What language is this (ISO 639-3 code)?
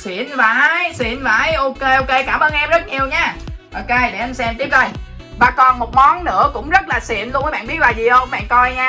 vie